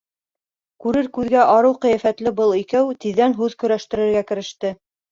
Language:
Bashkir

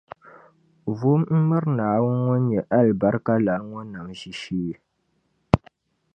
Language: Dagbani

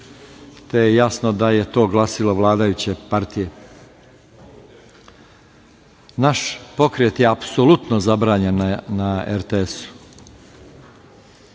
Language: Serbian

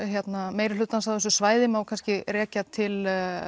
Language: Icelandic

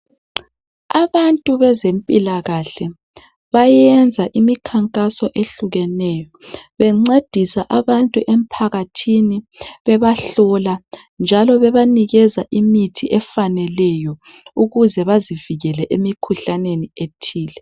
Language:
North Ndebele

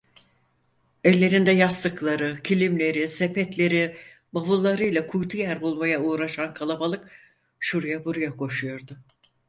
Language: Turkish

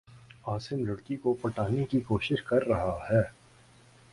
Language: Urdu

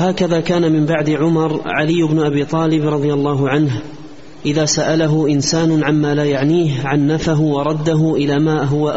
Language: Arabic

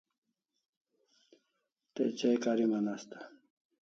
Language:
Kalasha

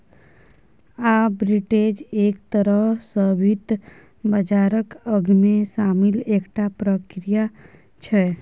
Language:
Maithili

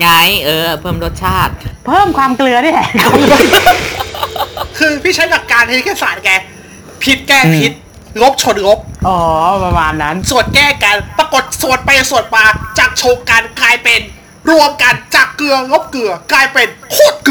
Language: Thai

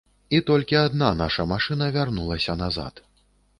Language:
Belarusian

